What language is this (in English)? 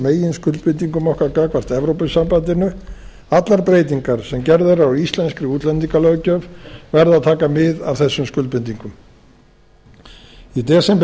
Icelandic